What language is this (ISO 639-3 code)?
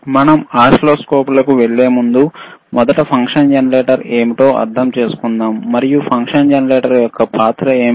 tel